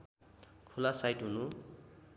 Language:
Nepali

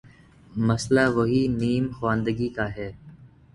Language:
Urdu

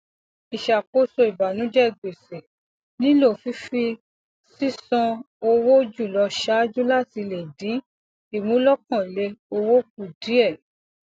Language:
Yoruba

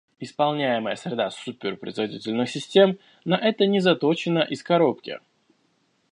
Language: Russian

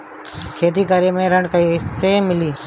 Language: Bhojpuri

